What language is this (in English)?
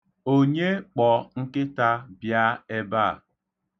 Igbo